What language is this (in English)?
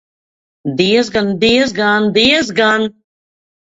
Latvian